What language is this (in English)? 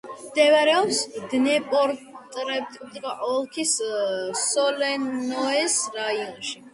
Georgian